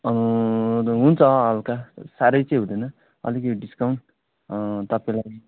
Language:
Nepali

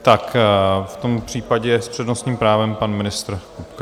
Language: Czech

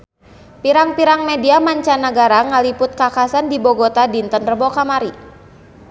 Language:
Sundanese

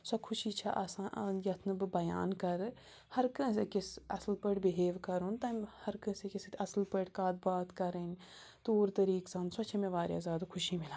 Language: Kashmiri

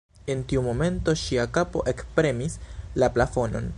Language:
Esperanto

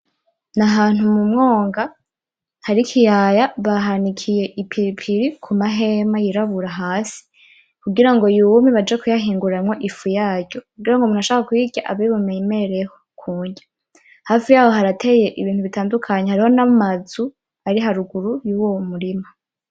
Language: Rundi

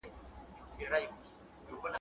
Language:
Pashto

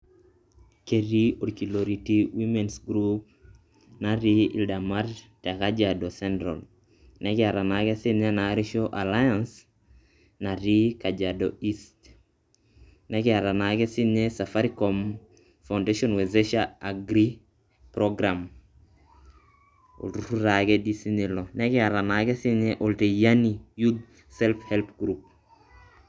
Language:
Masai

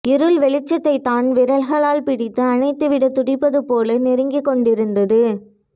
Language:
Tamil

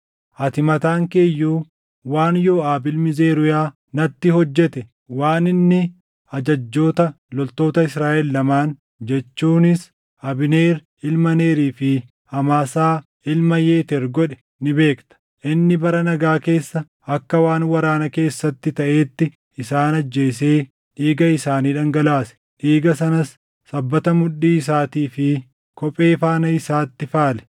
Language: Oromo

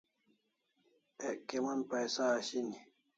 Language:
Kalasha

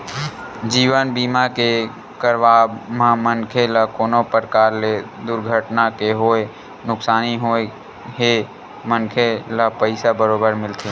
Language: Chhattisgarhi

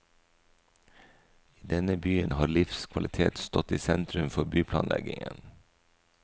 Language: Norwegian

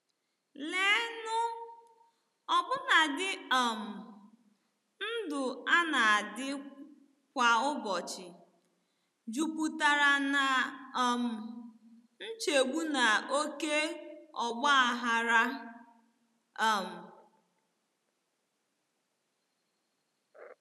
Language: Igbo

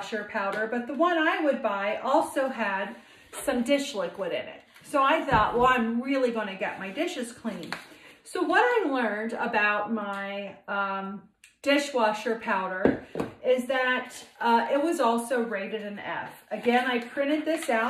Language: English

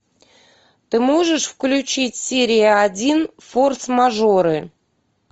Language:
Russian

